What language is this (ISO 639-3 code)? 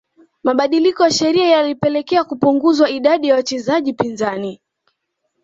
swa